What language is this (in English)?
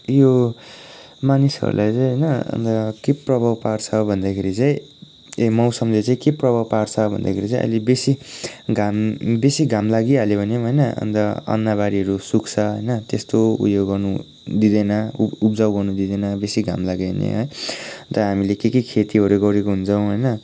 Nepali